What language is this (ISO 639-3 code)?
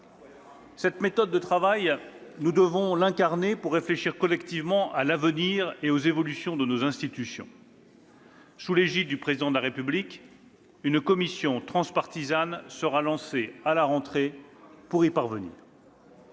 fra